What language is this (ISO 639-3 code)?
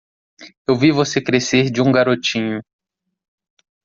por